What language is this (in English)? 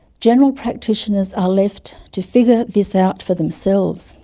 English